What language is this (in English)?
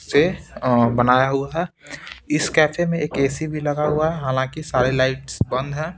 Hindi